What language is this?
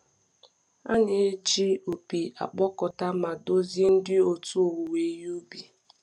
Igbo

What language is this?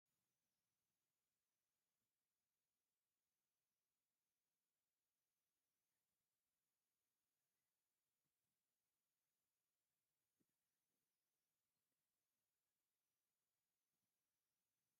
Tigrinya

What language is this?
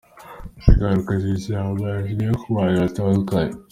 Kinyarwanda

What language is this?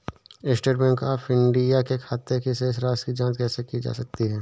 Hindi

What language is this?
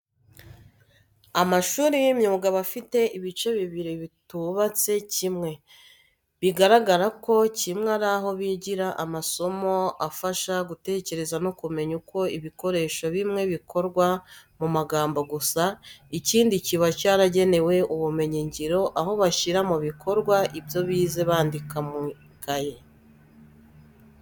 Kinyarwanda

